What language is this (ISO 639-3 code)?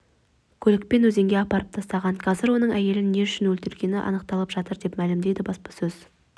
kaz